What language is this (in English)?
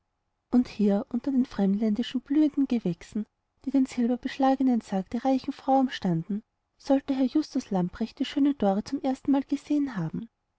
German